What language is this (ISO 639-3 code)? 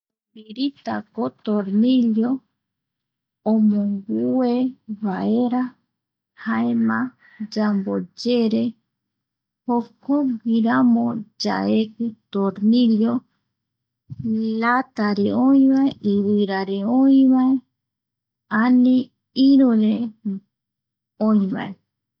gui